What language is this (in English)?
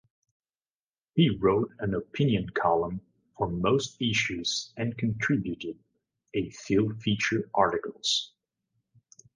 English